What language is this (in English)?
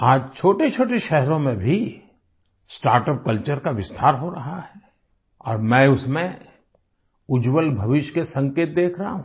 Hindi